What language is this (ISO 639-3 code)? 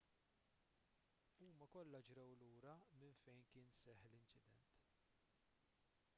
mlt